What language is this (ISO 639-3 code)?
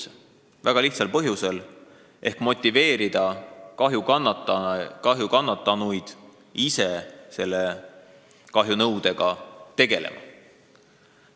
est